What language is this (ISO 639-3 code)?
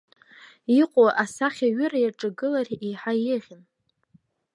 abk